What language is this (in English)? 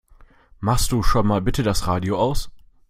German